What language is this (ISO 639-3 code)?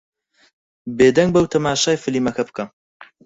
ckb